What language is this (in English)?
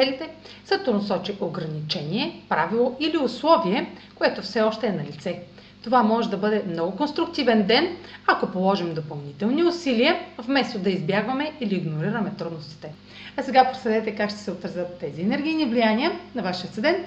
Bulgarian